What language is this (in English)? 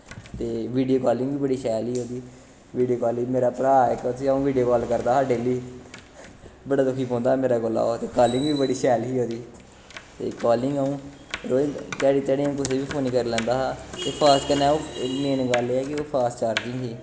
Dogri